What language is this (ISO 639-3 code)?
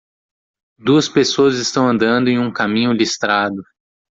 por